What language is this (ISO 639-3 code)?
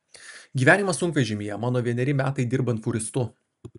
lit